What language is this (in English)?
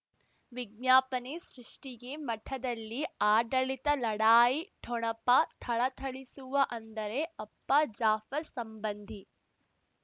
Kannada